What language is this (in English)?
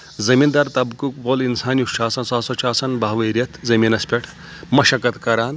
Kashmiri